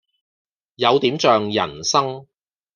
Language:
Cantonese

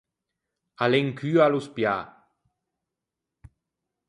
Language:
Ligurian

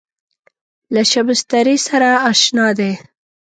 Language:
Pashto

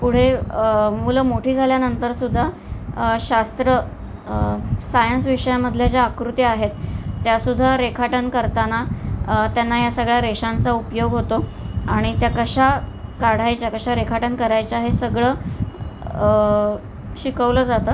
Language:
Marathi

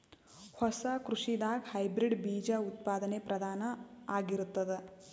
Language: Kannada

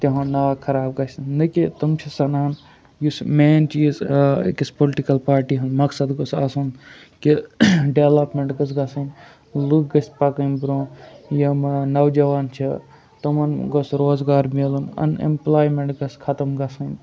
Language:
Kashmiri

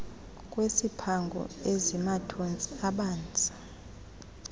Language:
Xhosa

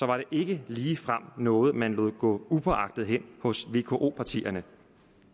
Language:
Danish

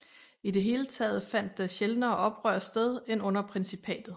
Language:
Danish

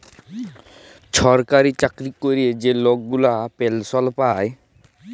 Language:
Bangla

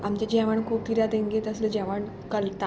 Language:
Konkani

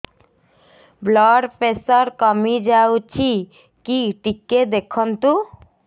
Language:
Odia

